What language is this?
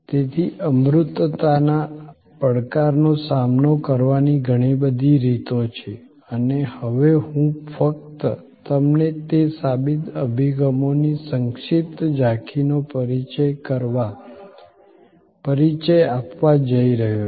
Gujarati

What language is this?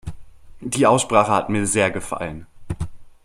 German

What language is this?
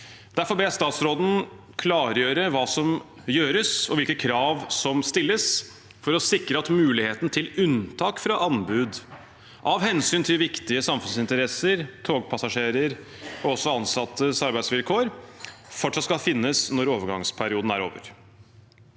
Norwegian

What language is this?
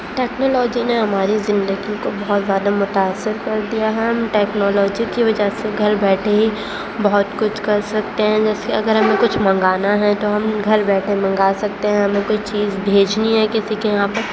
Urdu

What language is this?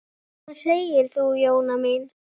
Icelandic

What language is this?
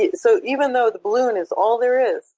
English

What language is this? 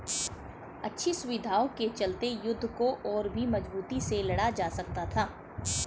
Hindi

